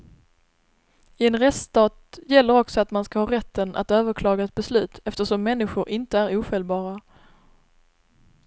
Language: Swedish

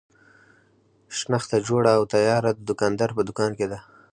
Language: Pashto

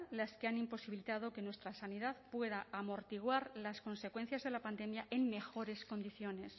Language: Spanish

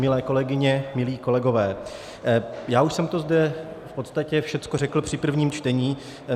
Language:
Czech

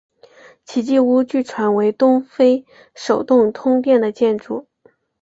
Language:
Chinese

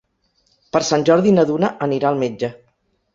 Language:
Catalan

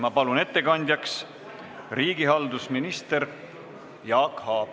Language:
Estonian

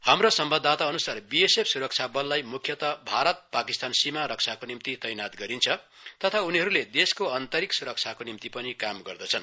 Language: Nepali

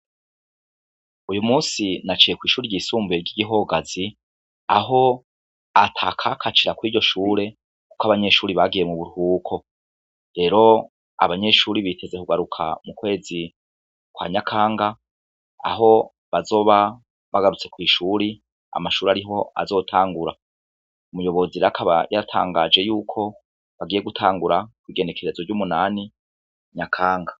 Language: Rundi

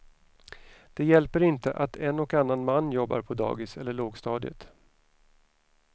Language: Swedish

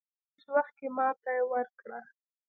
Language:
Pashto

